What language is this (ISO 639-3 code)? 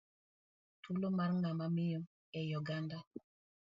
luo